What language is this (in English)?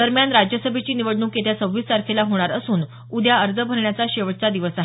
Marathi